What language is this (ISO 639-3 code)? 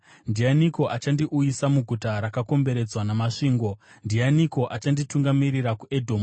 sna